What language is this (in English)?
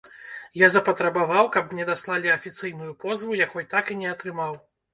Belarusian